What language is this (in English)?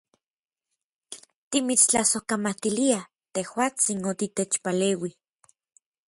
Orizaba Nahuatl